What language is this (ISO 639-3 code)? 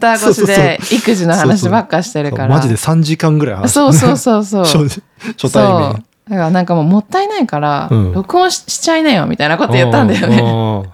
jpn